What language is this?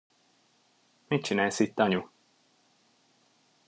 Hungarian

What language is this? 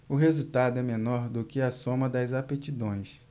Portuguese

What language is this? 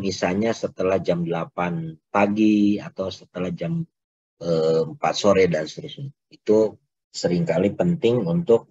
Indonesian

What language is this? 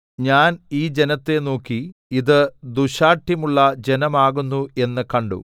Malayalam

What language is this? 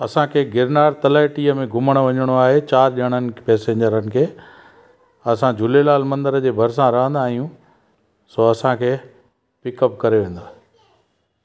Sindhi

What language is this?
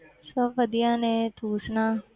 Punjabi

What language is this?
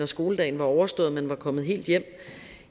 Danish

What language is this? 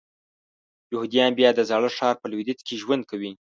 Pashto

